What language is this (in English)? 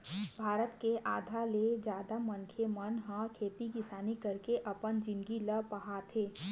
Chhattisgarhi